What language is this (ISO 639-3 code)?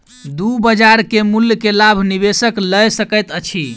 mai